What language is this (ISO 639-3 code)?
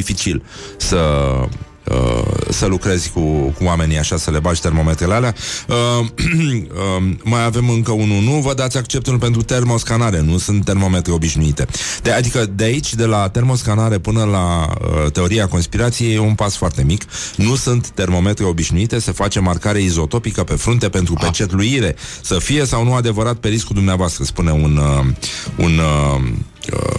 ron